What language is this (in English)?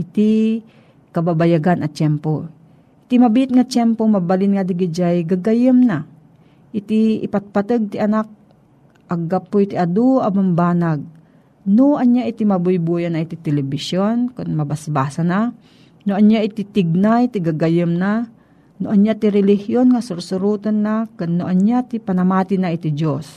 Filipino